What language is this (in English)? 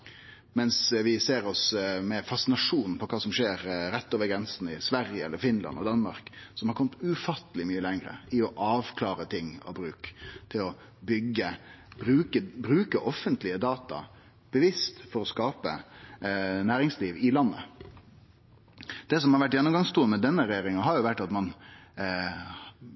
Norwegian Nynorsk